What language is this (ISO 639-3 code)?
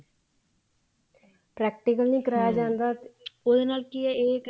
pan